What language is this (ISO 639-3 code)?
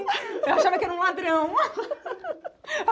por